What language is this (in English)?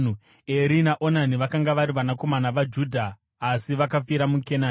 Shona